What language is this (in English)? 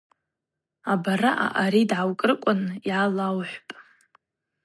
Abaza